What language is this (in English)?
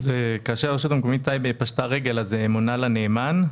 Hebrew